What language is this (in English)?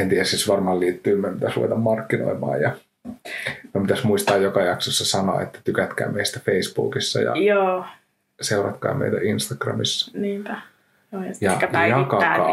Finnish